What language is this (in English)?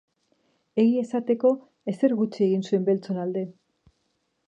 Basque